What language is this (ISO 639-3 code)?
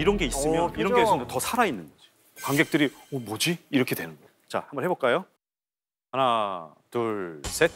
kor